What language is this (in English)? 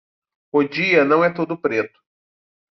Portuguese